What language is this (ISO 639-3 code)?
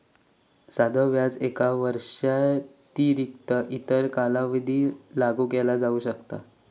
mar